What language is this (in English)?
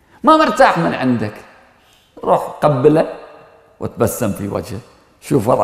Arabic